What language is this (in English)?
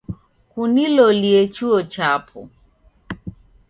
Taita